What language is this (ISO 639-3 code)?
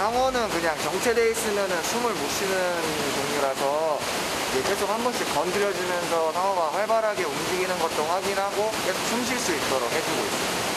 kor